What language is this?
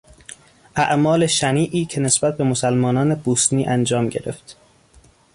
Persian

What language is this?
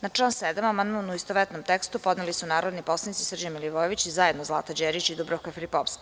Serbian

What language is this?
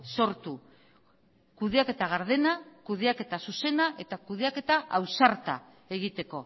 Basque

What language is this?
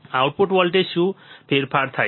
Gujarati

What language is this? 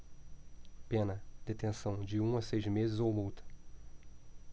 Portuguese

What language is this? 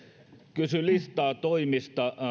Finnish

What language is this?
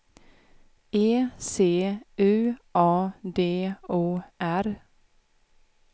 Swedish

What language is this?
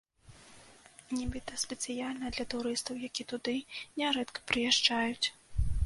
Belarusian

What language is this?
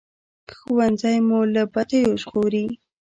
Pashto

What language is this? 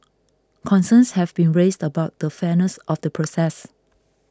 English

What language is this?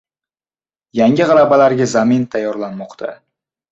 Uzbek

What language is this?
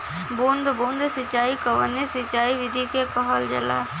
Bhojpuri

